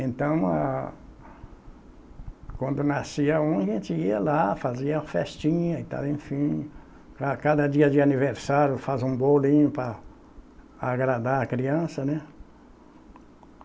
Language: Portuguese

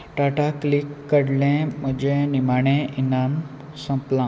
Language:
Konkani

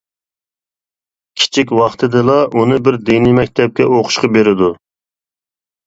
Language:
Uyghur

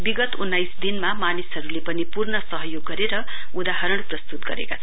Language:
Nepali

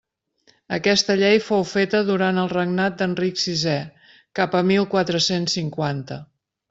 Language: Catalan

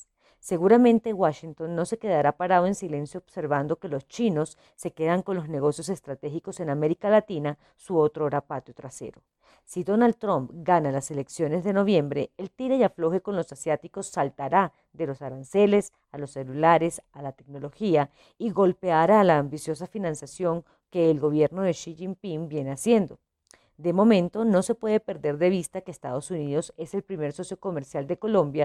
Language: Spanish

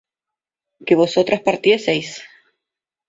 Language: Spanish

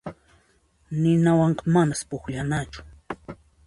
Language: Puno Quechua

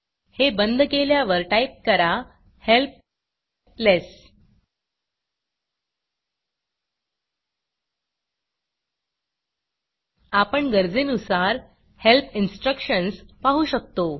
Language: Marathi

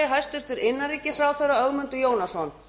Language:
Icelandic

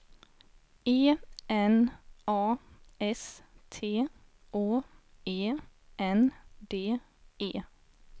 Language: Swedish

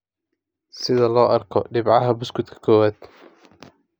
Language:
Somali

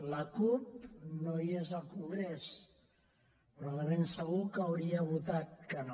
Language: Catalan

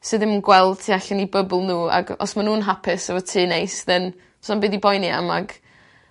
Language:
Welsh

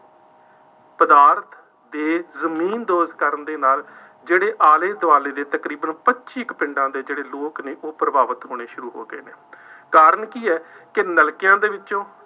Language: Punjabi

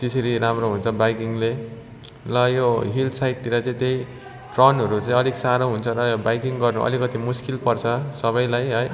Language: Nepali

